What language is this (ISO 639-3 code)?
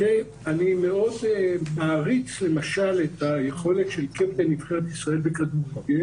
heb